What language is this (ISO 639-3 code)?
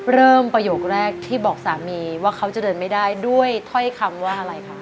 tha